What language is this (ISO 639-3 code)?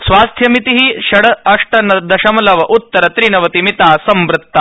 san